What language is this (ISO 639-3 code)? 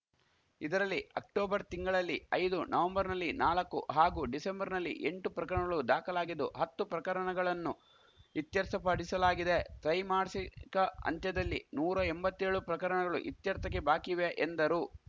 kan